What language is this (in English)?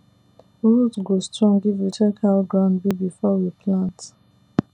Nigerian Pidgin